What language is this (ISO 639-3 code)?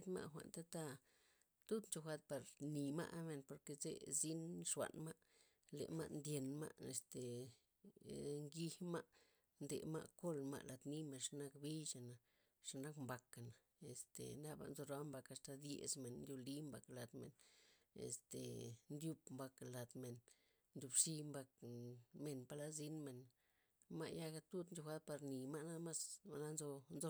ztp